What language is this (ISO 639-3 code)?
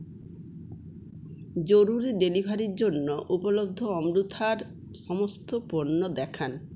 ben